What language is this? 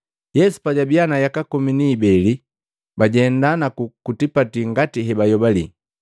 Matengo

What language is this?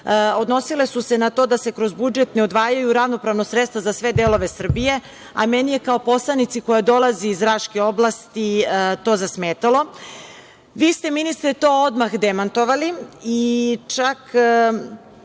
Serbian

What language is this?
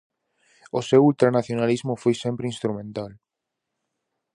Galician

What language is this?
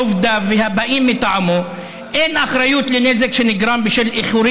Hebrew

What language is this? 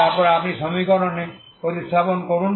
Bangla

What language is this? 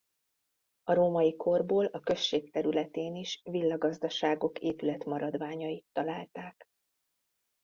Hungarian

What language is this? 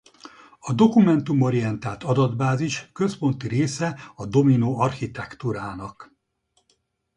Hungarian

